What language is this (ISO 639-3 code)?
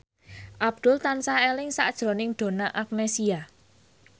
jav